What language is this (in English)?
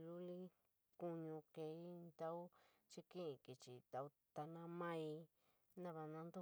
San Miguel El Grande Mixtec